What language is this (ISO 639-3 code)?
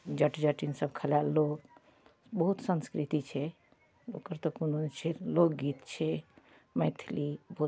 mai